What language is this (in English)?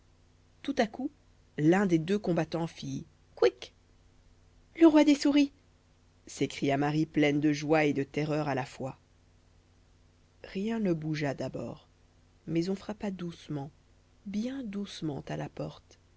French